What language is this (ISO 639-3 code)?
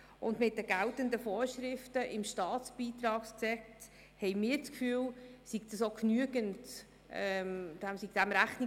gsw